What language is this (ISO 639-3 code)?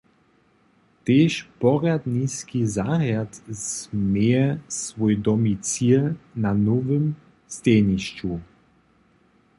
hsb